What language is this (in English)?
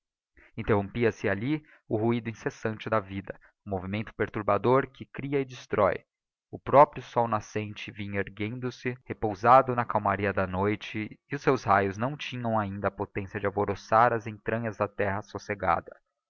Portuguese